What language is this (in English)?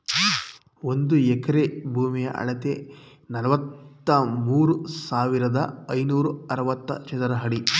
Kannada